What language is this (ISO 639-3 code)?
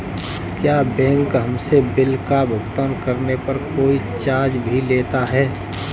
hin